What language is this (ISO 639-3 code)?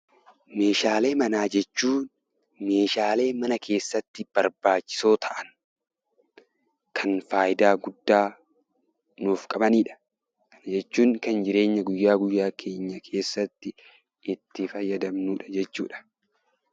orm